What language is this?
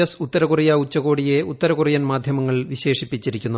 Malayalam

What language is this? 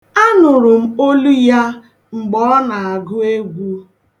Igbo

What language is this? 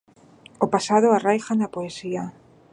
Galician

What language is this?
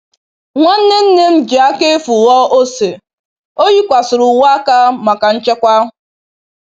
Igbo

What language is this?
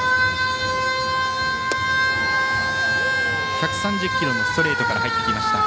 Japanese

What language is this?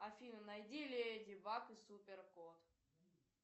Russian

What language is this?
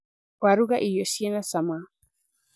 Kikuyu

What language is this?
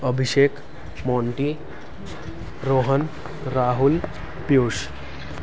Nepali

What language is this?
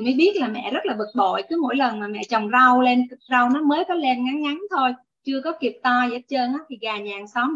Vietnamese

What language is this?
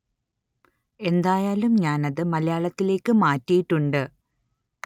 Malayalam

